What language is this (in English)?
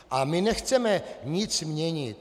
Czech